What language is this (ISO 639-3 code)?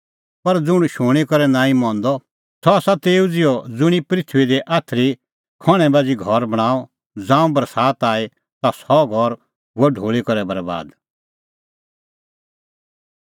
kfx